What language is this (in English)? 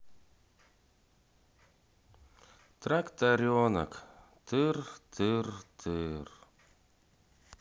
Russian